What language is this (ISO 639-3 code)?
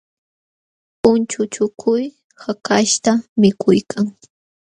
qxw